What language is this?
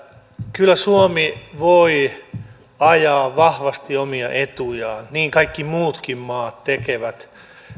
Finnish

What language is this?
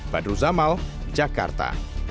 Indonesian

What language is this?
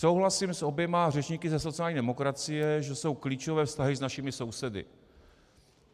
Czech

